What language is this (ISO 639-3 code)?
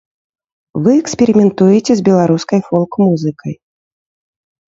bel